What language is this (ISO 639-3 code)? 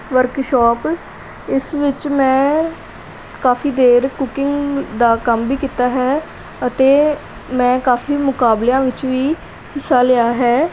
pan